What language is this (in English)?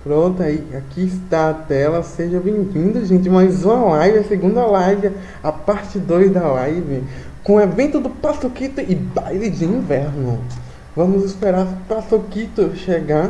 Portuguese